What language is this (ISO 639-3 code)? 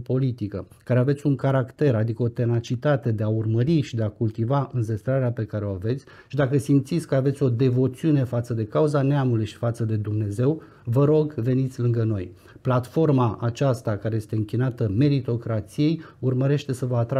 ron